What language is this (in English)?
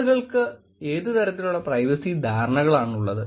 Malayalam